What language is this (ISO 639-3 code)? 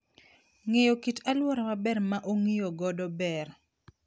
luo